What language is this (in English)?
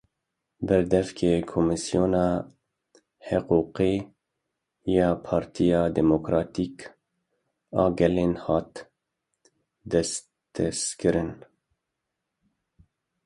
Kurdish